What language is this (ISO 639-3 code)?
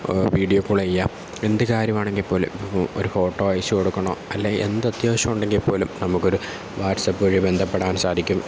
mal